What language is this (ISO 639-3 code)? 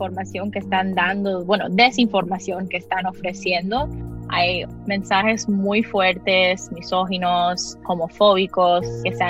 spa